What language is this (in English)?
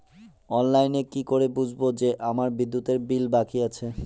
Bangla